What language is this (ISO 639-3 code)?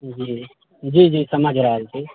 mai